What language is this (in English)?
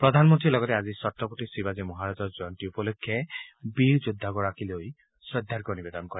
Assamese